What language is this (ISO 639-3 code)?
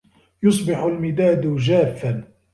ara